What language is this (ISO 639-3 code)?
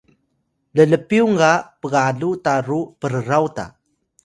tay